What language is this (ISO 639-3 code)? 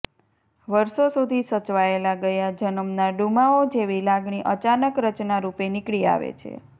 guj